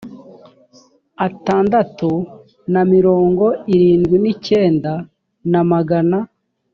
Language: Kinyarwanda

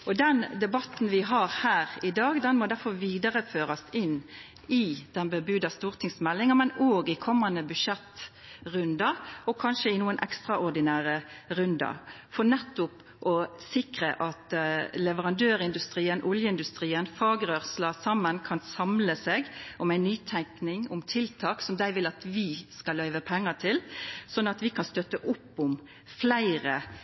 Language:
Norwegian Nynorsk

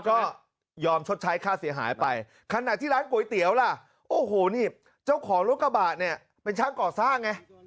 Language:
Thai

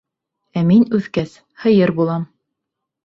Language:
Bashkir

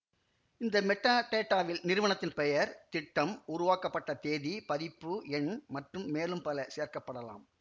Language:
Tamil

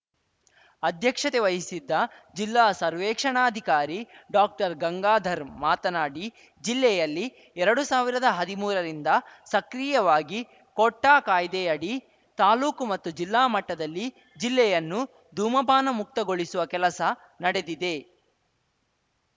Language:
Kannada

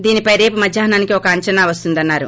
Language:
Telugu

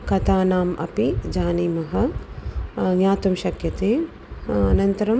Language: Sanskrit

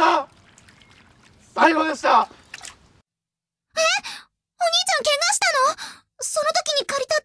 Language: Japanese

